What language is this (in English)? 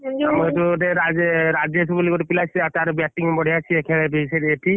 Odia